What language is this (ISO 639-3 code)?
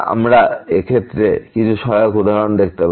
ben